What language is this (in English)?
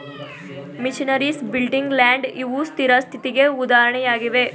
Kannada